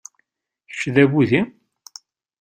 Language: Kabyle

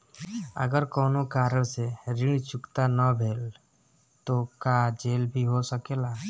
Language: Bhojpuri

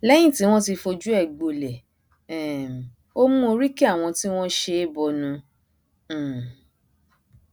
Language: Yoruba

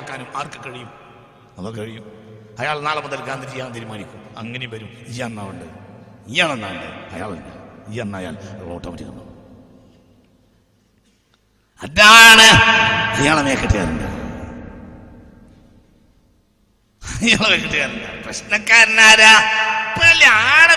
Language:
Malayalam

